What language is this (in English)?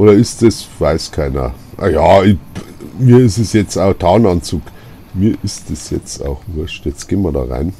German